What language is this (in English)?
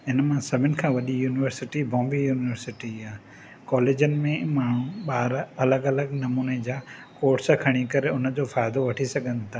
Sindhi